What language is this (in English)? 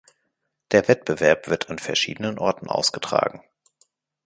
German